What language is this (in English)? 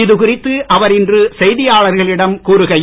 Tamil